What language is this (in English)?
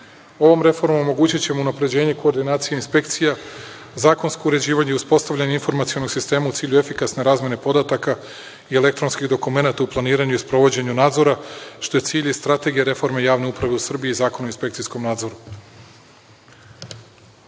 Serbian